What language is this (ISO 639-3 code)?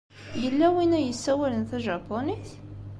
kab